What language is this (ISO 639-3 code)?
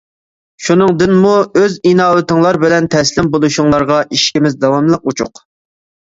uig